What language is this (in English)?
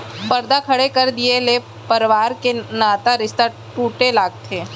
Chhattisgarhi